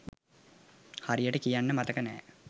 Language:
Sinhala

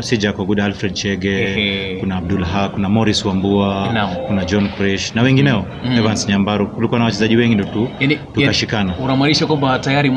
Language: Swahili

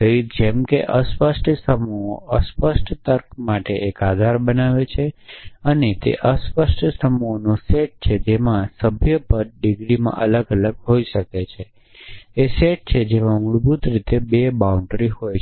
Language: Gujarati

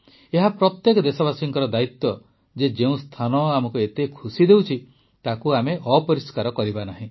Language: Odia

